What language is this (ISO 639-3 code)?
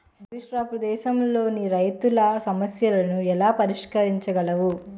tel